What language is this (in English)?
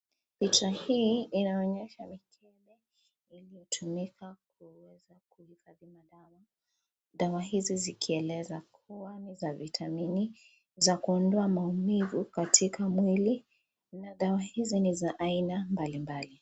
Swahili